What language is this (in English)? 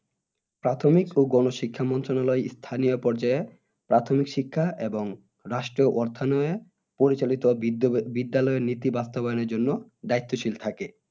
Bangla